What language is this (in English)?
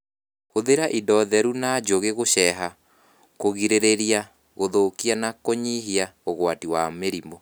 Kikuyu